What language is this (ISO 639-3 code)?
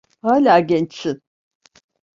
tur